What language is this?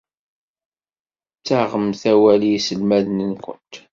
Kabyle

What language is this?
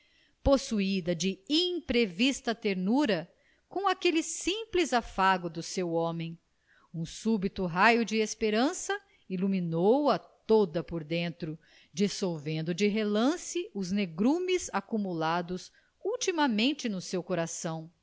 Portuguese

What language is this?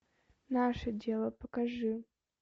Russian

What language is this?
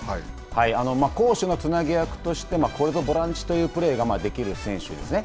Japanese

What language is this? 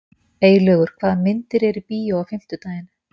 Icelandic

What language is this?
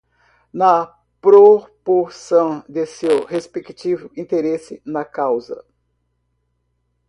Portuguese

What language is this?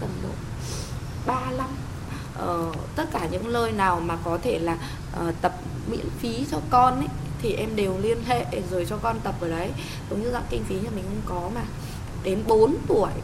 Vietnamese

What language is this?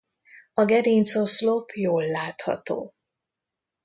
Hungarian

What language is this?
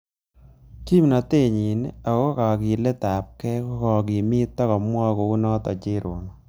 Kalenjin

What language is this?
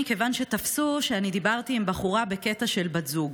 Hebrew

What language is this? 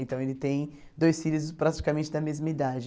Portuguese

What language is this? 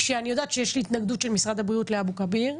Hebrew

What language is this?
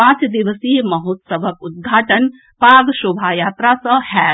Maithili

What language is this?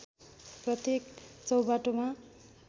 Nepali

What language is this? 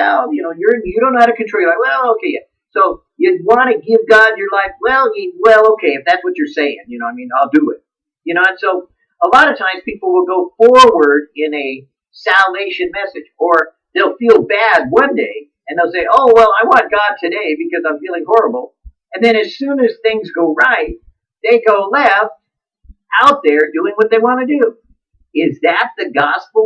English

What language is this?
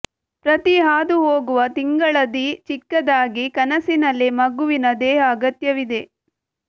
Kannada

